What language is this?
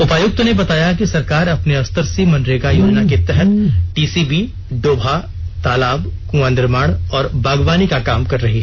Hindi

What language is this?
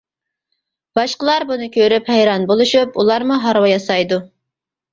Uyghur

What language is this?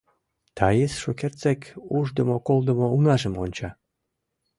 Mari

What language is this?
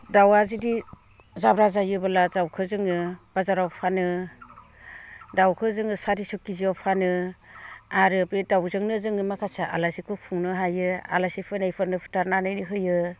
Bodo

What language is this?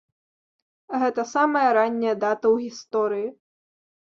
Belarusian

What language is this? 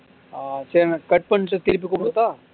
Tamil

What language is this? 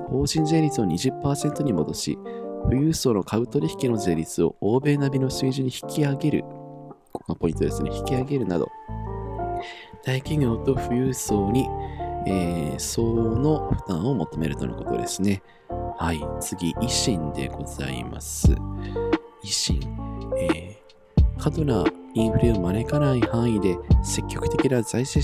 Japanese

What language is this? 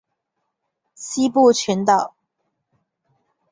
Chinese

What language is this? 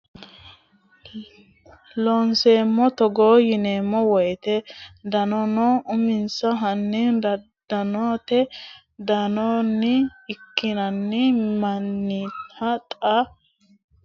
Sidamo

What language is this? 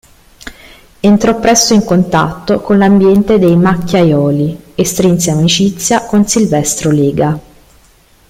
Italian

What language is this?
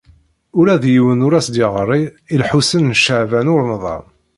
Kabyle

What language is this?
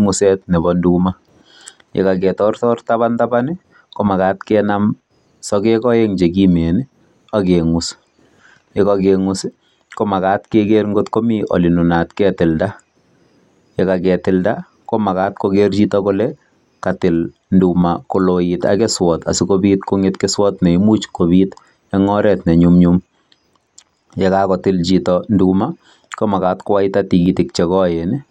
Kalenjin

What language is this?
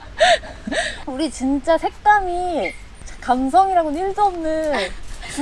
Korean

